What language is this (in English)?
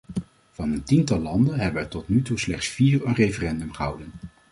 Dutch